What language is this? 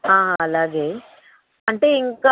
Telugu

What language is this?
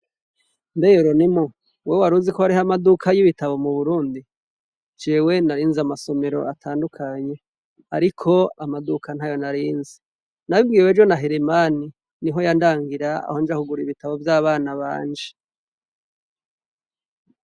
Rundi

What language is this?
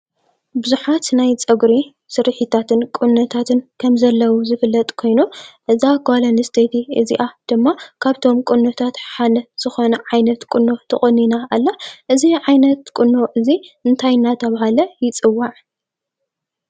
Tigrinya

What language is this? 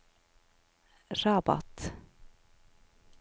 Norwegian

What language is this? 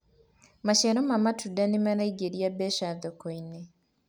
Kikuyu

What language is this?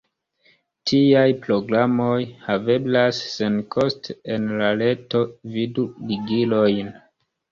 Esperanto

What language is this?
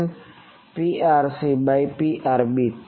Gujarati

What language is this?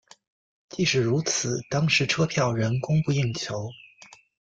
Chinese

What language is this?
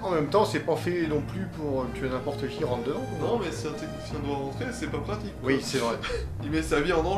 French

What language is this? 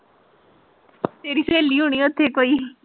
Punjabi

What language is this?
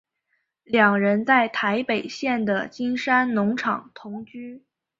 Chinese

